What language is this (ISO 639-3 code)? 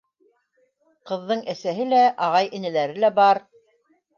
bak